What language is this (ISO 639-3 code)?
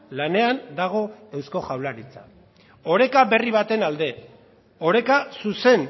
eus